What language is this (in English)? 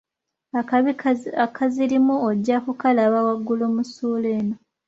Ganda